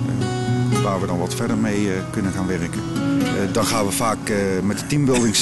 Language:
Dutch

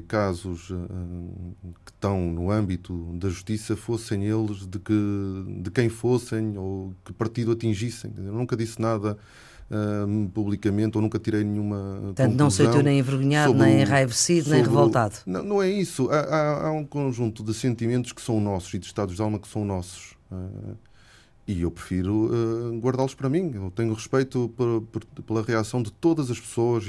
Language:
Portuguese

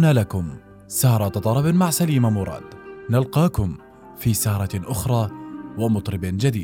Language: Arabic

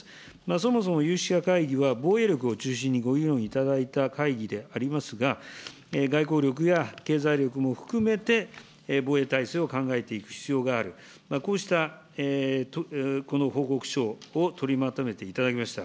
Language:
Japanese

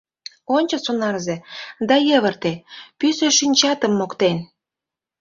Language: Mari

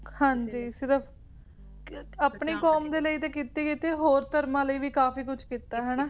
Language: Punjabi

